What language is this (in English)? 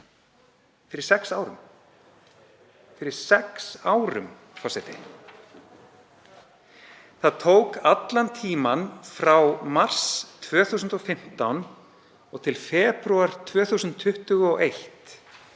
Icelandic